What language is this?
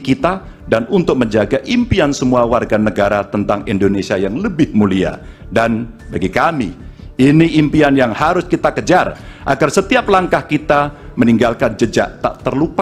Indonesian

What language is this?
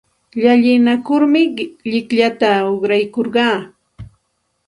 Santa Ana de Tusi Pasco Quechua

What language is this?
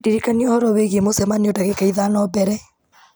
Kikuyu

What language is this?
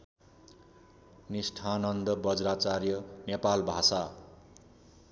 Nepali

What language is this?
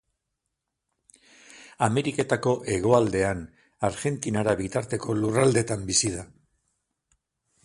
Basque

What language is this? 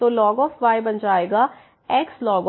Hindi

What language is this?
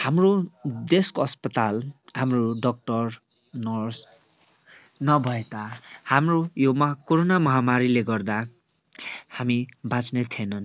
Nepali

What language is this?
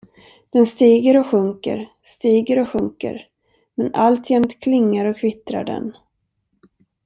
Swedish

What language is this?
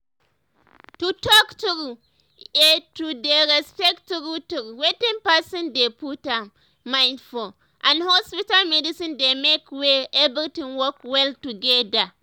Nigerian Pidgin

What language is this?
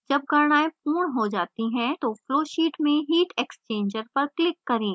Hindi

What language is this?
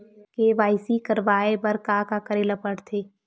Chhattisgarhi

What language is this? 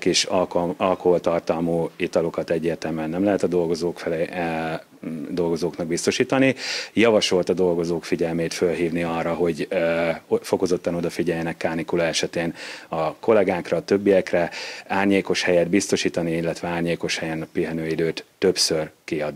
Hungarian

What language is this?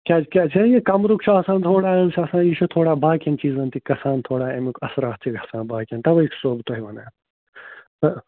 Kashmiri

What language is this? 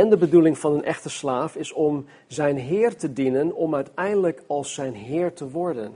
Dutch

